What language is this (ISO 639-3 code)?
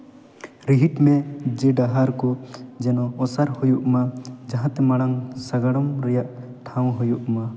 sat